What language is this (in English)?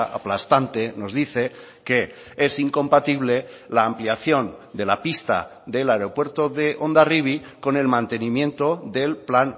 Spanish